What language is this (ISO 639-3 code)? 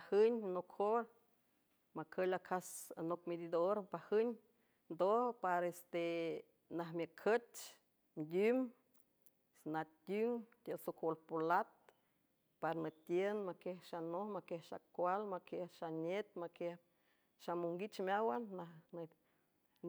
hue